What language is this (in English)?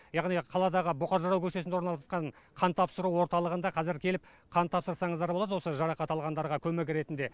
Kazakh